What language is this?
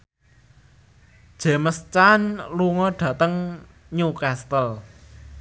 Javanese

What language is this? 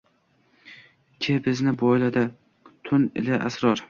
Uzbek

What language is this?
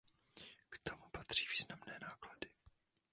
Czech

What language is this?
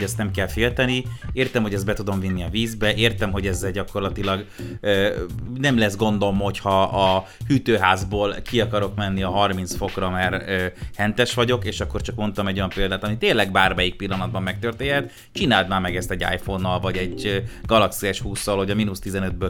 Hungarian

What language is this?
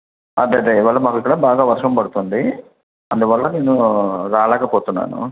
Telugu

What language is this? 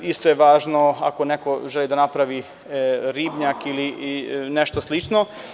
Serbian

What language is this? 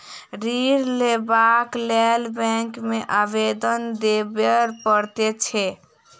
Maithili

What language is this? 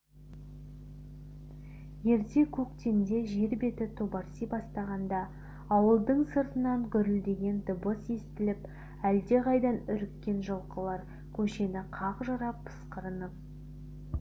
Kazakh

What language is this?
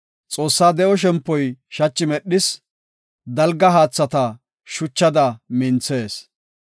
Gofa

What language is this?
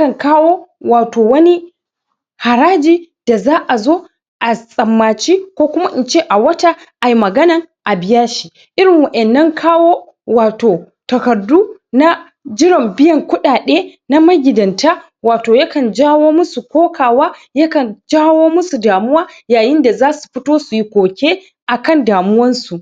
Hausa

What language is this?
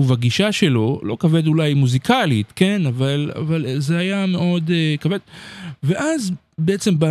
Hebrew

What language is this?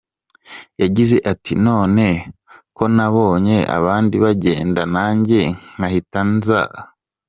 Kinyarwanda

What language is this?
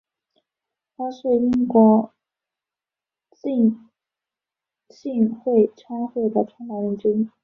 Chinese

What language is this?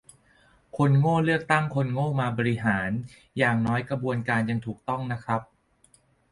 Thai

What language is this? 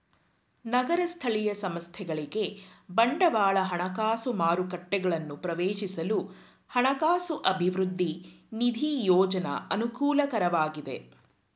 Kannada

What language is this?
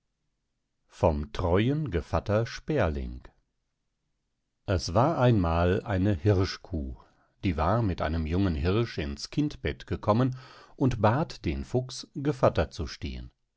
German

